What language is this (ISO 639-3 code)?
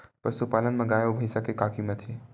hne